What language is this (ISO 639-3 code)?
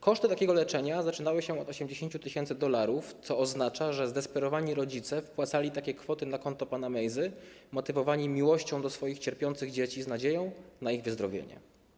pol